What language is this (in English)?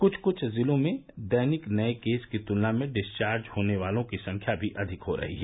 Hindi